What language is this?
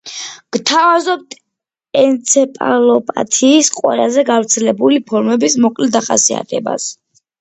Georgian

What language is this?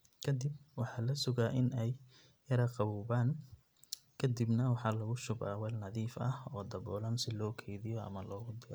Somali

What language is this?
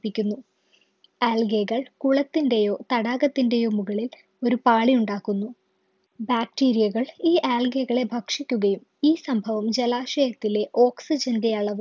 Malayalam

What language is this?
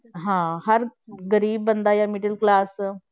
Punjabi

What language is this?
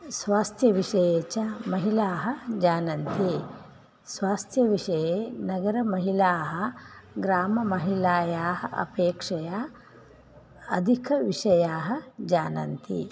Sanskrit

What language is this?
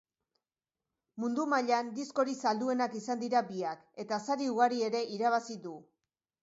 Basque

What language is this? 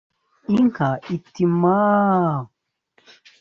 Kinyarwanda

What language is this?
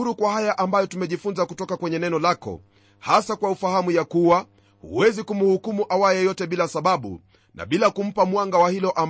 Swahili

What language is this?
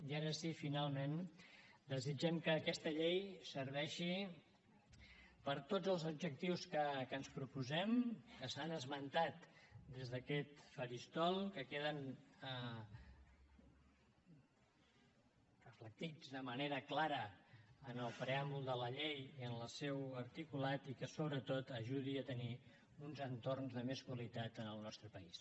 Catalan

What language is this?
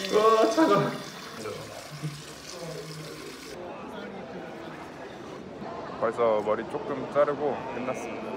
Korean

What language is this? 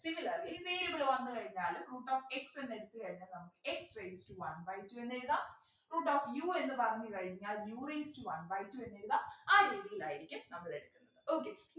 Malayalam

